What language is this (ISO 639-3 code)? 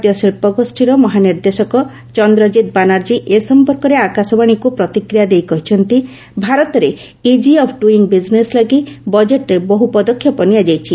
ori